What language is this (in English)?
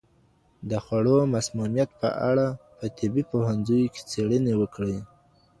Pashto